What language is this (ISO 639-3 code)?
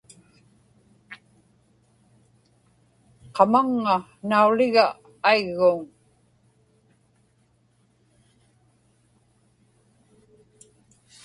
ipk